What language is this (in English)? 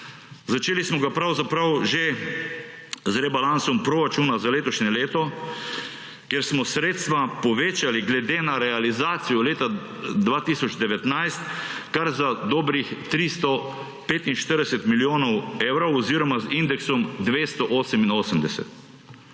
Slovenian